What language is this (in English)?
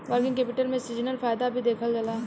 Bhojpuri